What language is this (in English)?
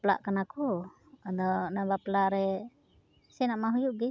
Santali